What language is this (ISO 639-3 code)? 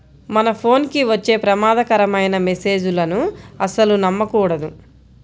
tel